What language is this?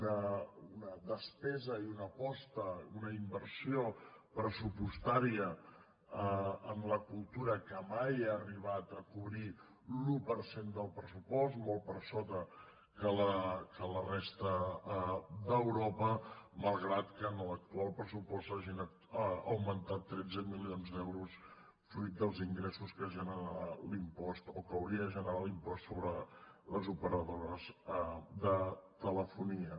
Catalan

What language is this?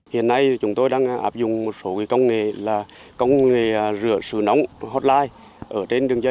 Vietnamese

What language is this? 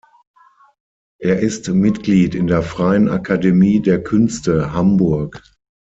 German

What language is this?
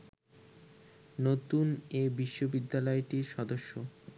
Bangla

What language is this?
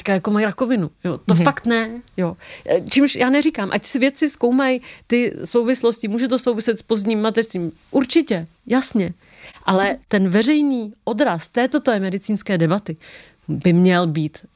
Czech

